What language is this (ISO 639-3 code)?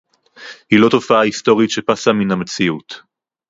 heb